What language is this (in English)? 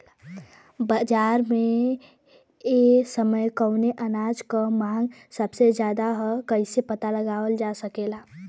Bhojpuri